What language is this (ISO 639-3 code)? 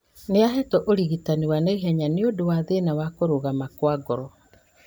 kik